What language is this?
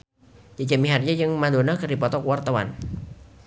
Sundanese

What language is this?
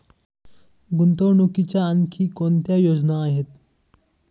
Marathi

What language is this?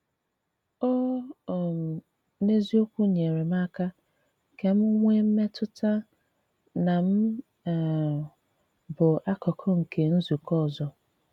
Igbo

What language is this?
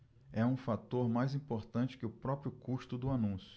Portuguese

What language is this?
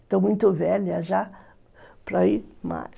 Portuguese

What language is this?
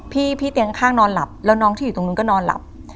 Thai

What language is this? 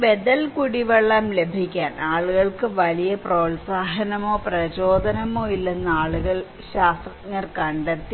Malayalam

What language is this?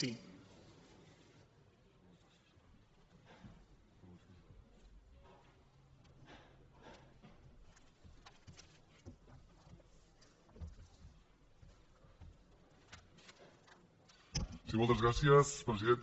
Catalan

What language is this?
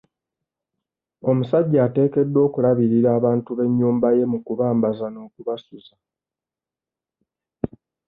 Ganda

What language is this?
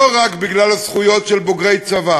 Hebrew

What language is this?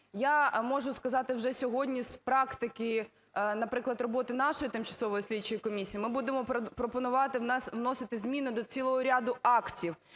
Ukrainian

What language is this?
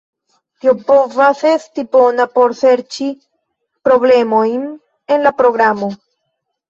Esperanto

